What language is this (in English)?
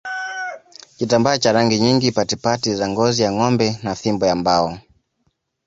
Swahili